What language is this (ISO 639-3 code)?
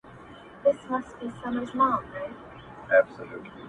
pus